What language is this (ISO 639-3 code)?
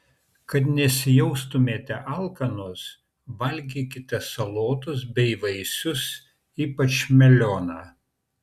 lit